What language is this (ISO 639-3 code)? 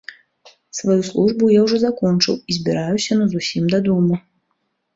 bel